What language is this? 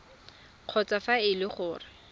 Tswana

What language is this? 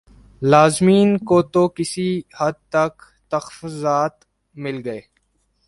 Urdu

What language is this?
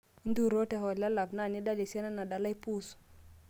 Masai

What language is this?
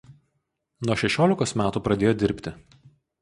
Lithuanian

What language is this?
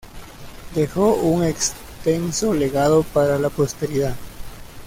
Spanish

